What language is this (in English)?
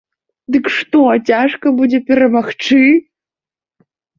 Belarusian